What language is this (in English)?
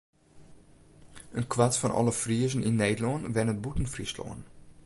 Western Frisian